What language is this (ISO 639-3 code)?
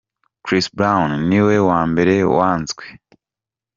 kin